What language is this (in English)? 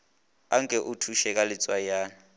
Northern Sotho